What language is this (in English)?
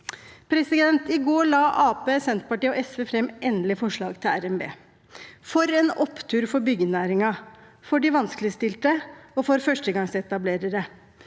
Norwegian